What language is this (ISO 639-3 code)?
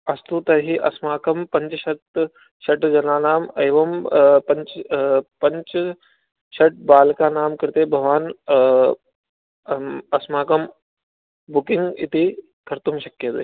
san